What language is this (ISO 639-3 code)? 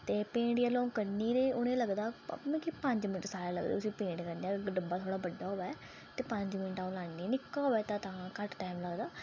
doi